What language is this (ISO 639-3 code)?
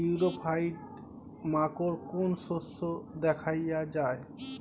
ben